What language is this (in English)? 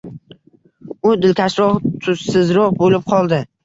Uzbek